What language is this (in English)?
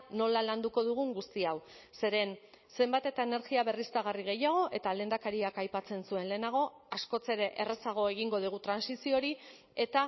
Basque